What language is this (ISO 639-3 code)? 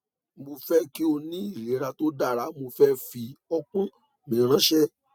yor